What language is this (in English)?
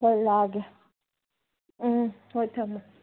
Manipuri